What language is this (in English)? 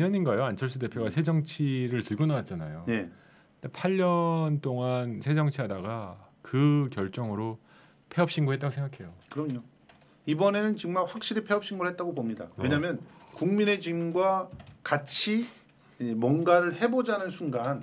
Korean